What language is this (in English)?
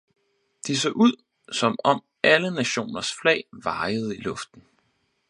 Danish